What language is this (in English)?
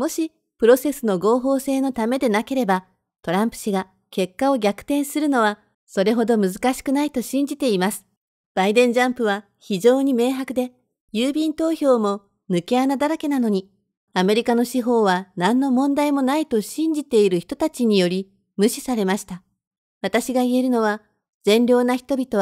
Japanese